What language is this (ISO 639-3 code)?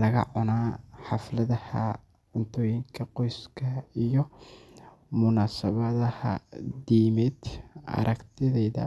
som